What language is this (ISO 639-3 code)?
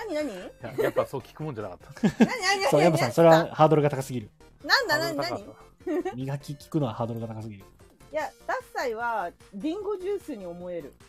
jpn